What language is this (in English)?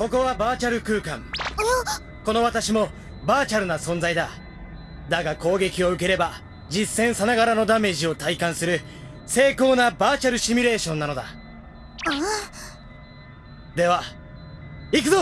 Japanese